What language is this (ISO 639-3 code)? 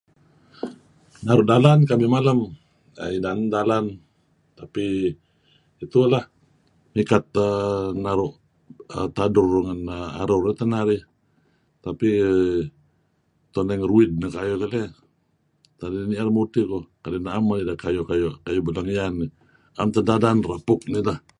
kzi